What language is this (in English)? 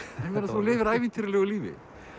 Icelandic